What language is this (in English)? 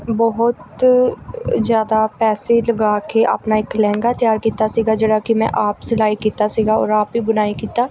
Punjabi